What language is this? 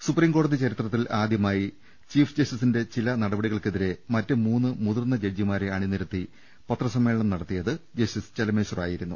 Malayalam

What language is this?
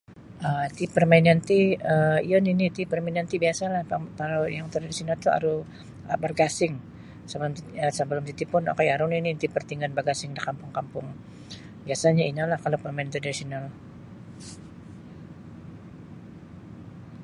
Sabah Bisaya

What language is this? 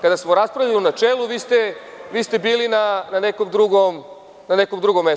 Serbian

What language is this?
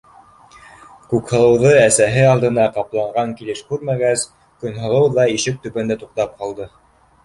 Bashkir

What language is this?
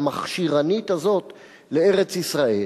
Hebrew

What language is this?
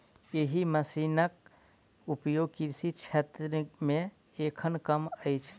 Maithili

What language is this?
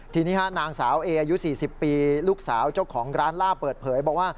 Thai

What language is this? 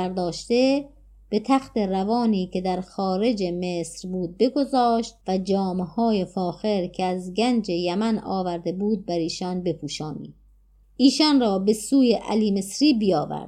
Persian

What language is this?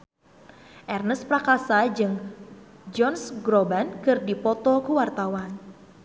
Sundanese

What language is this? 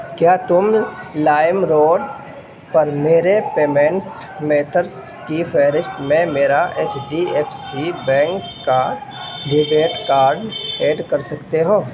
Urdu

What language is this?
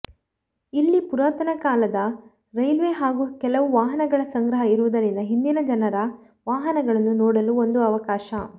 Kannada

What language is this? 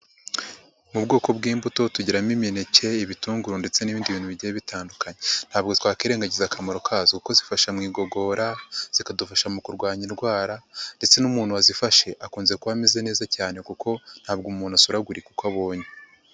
Kinyarwanda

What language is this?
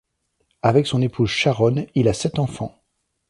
French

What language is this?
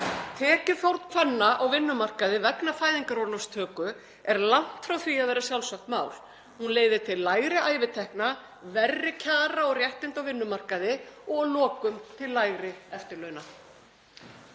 Icelandic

